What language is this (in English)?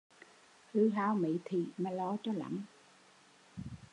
Vietnamese